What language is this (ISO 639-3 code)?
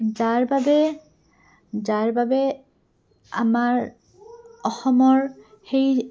asm